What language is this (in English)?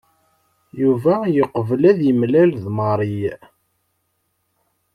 Kabyle